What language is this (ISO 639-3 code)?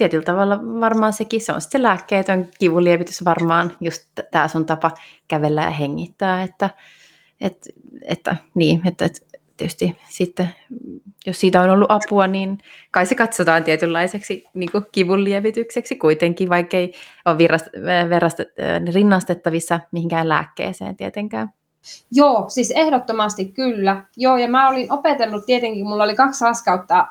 fin